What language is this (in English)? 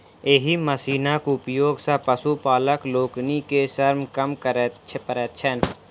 Maithili